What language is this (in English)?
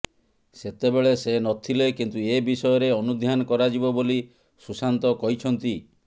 Odia